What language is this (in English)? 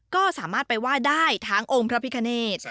Thai